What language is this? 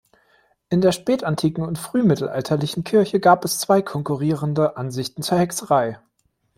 German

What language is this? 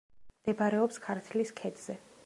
Georgian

